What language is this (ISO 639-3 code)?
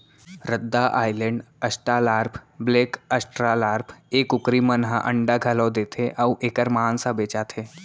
hne